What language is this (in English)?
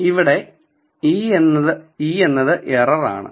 Malayalam